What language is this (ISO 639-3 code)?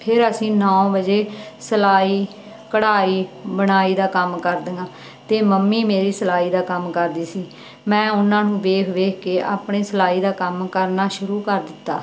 pan